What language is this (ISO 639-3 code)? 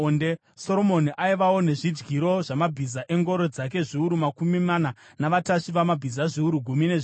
sna